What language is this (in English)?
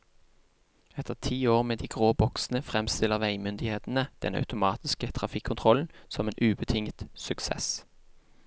Norwegian